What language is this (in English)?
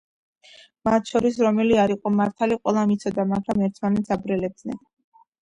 Georgian